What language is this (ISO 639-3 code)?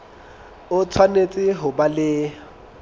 sot